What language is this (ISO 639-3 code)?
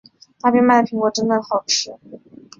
zho